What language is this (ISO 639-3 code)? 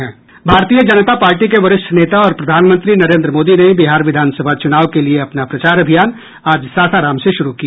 hin